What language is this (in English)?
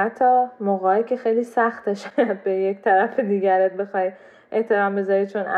Persian